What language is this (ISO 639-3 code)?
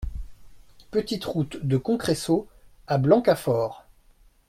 fra